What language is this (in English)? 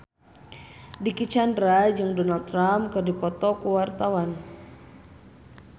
Sundanese